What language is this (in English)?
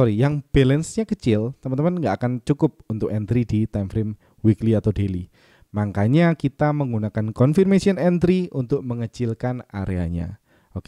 Indonesian